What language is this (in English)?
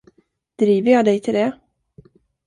Swedish